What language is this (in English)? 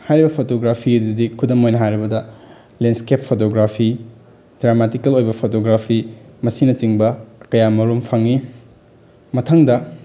Manipuri